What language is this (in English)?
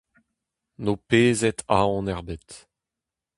Breton